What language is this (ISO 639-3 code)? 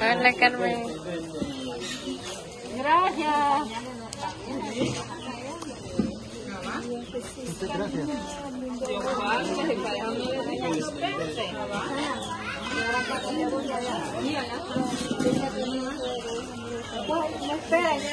spa